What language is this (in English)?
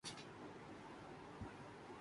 Urdu